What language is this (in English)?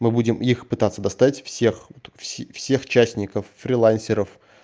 Russian